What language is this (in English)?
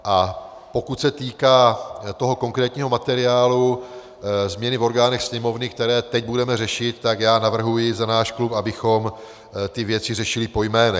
Czech